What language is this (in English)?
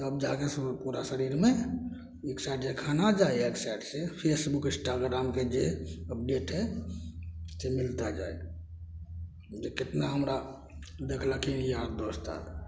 Maithili